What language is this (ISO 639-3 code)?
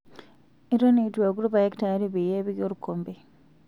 mas